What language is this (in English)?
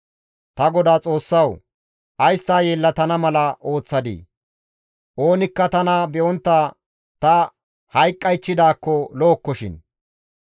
Gamo